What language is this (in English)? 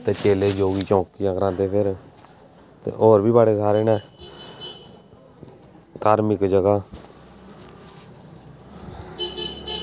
Dogri